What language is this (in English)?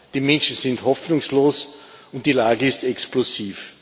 German